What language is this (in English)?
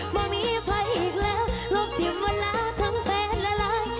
Thai